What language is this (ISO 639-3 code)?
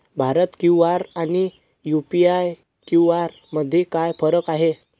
mar